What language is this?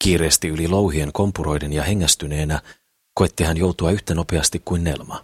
Finnish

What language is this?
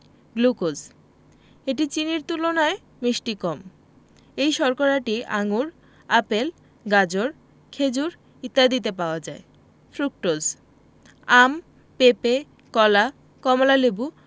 Bangla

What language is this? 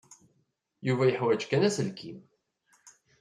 Kabyle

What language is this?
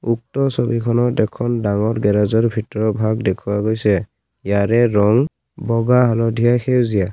Assamese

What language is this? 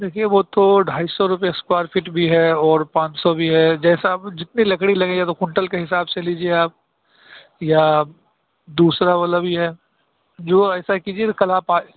Urdu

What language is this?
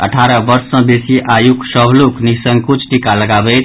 Maithili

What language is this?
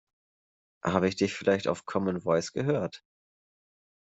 German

